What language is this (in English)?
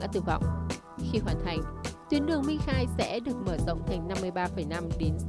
Vietnamese